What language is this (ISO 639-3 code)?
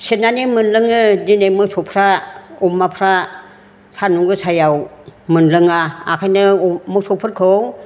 brx